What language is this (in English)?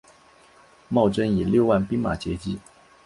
Chinese